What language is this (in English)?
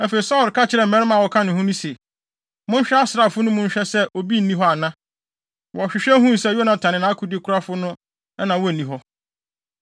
Akan